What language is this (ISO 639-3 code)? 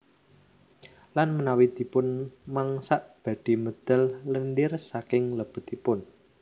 jav